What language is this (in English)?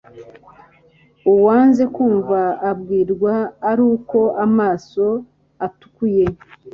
Kinyarwanda